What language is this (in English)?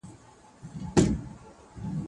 Pashto